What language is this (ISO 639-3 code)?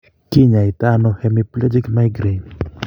kln